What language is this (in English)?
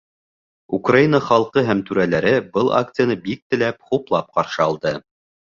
Bashkir